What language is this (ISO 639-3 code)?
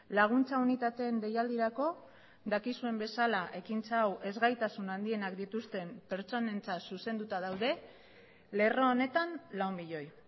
eus